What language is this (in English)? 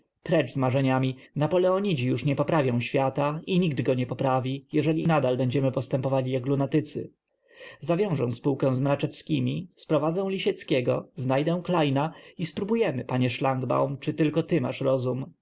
Polish